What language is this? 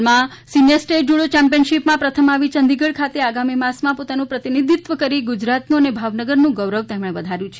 Gujarati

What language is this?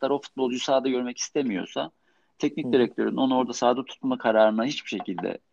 Turkish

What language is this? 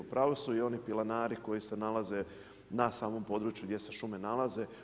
Croatian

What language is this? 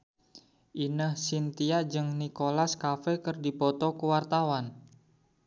Sundanese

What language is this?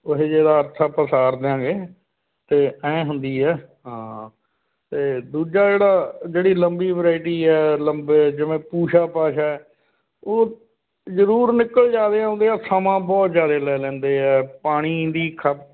Punjabi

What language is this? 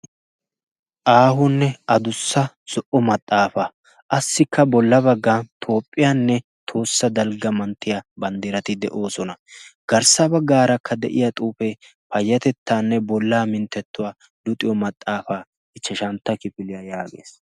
Wolaytta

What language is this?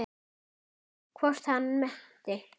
Icelandic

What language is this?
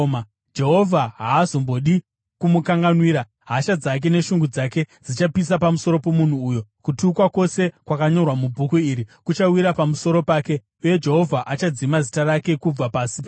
Shona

